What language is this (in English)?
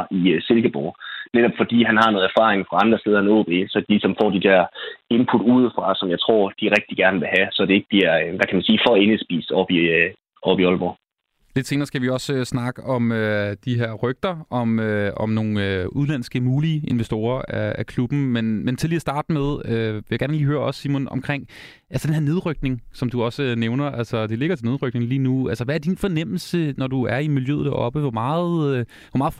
Danish